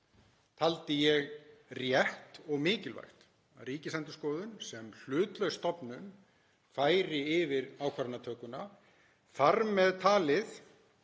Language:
Icelandic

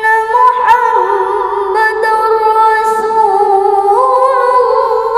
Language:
Arabic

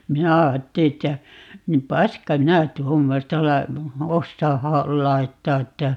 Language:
Finnish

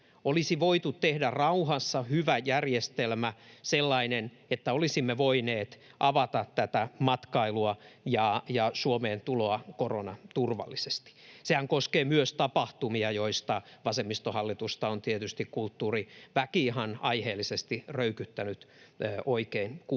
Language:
Finnish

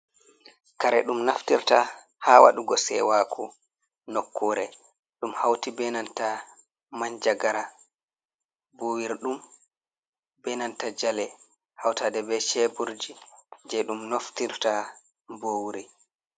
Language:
Fula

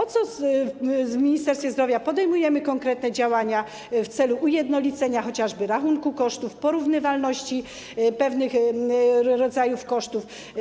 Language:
Polish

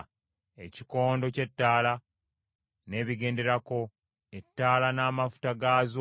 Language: Ganda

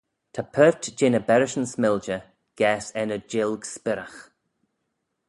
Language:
Manx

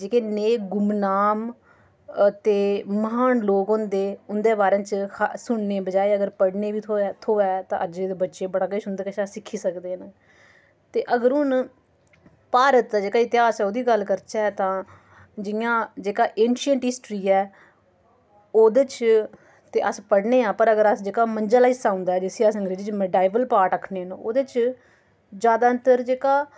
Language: Dogri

